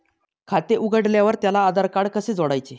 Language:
Marathi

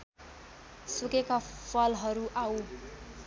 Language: Nepali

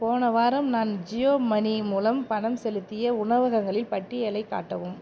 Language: Tamil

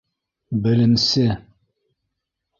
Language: Bashkir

